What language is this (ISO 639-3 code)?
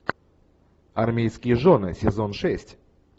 rus